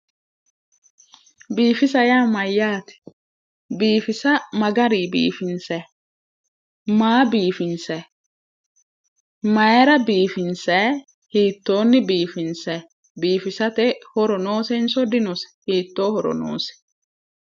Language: Sidamo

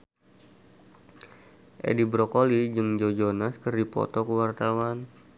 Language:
Sundanese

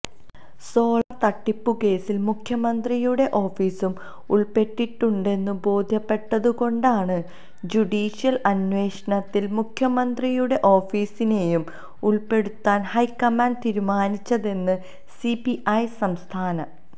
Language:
Malayalam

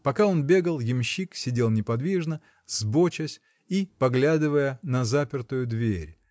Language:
Russian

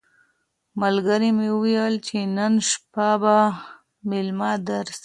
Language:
Pashto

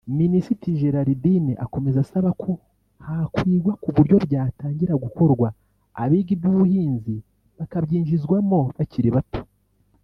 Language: Kinyarwanda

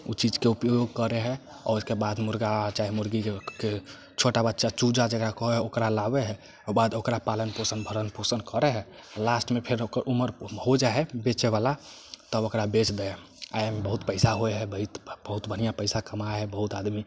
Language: Maithili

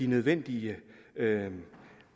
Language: Danish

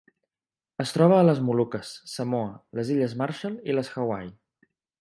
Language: Catalan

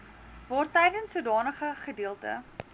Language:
Afrikaans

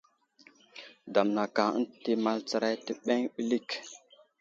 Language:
Wuzlam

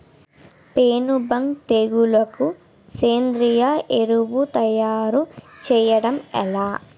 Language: Telugu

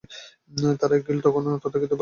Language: Bangla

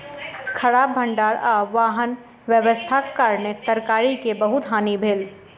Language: Maithili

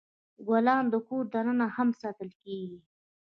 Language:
Pashto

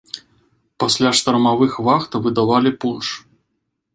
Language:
Belarusian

